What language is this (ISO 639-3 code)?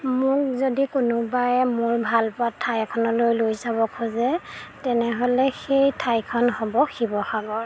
asm